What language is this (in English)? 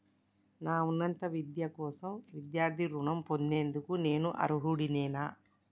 Telugu